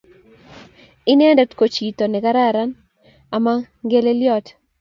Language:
Kalenjin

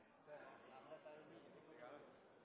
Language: Norwegian Nynorsk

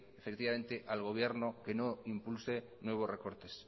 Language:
Spanish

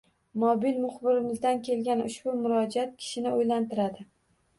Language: Uzbek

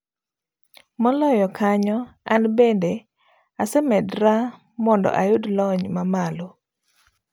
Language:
Luo (Kenya and Tanzania)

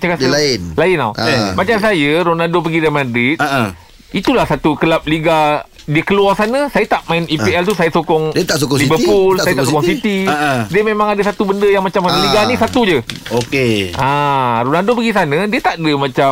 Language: Malay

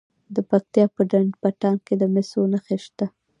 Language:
Pashto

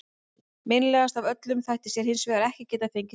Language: Icelandic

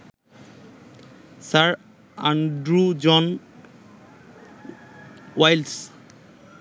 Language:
Bangla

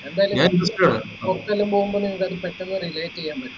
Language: Malayalam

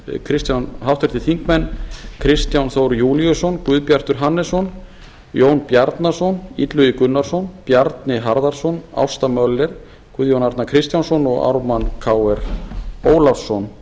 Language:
Icelandic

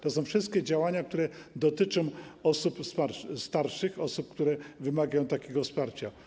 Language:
Polish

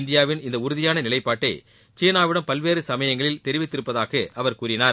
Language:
Tamil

